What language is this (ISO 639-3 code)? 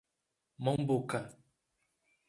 por